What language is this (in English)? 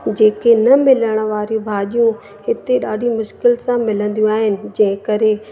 Sindhi